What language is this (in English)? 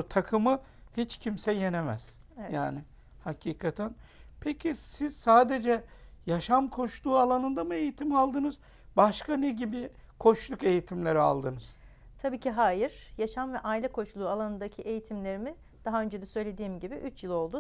Turkish